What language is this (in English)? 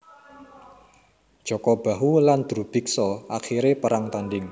Javanese